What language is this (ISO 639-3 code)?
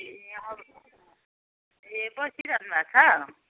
nep